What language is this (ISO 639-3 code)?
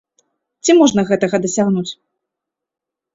bel